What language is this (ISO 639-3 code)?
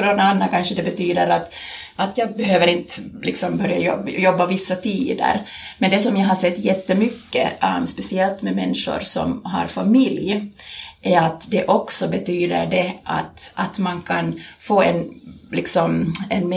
swe